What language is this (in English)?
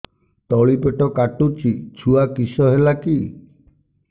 Odia